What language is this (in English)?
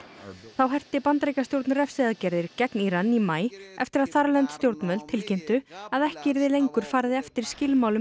Icelandic